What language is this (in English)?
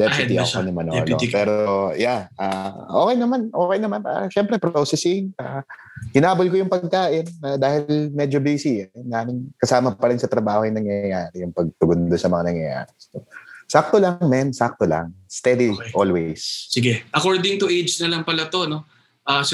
Filipino